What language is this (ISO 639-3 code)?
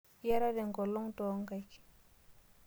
mas